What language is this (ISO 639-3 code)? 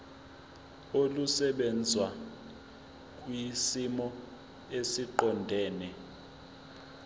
zul